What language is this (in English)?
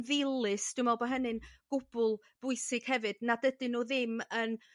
Welsh